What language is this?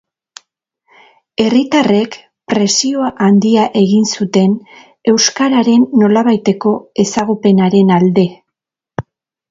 Basque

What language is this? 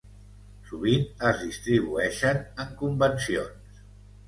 Catalan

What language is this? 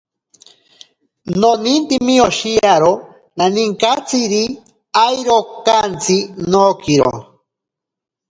Ashéninka Perené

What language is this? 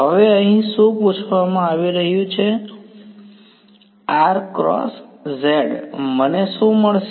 Gujarati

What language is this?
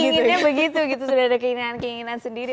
Indonesian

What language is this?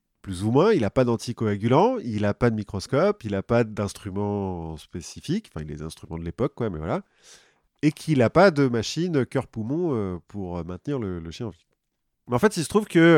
French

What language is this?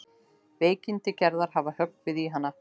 Icelandic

